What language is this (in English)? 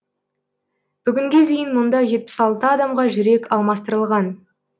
Kazakh